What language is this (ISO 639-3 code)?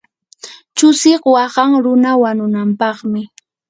qur